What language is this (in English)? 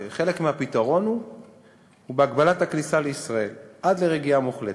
Hebrew